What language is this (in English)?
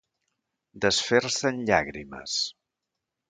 Catalan